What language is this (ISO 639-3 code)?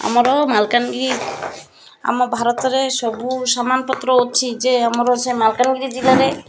ori